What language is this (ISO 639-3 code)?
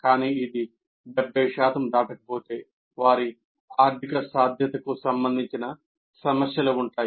tel